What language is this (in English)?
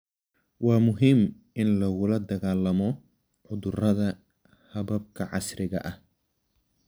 Somali